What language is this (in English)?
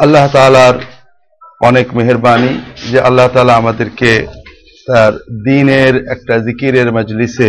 Bangla